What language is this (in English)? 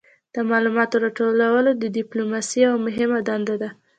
Pashto